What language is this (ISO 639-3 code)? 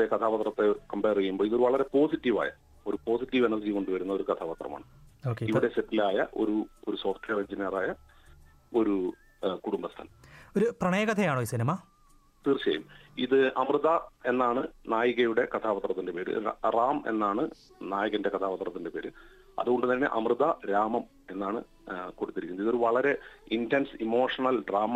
mal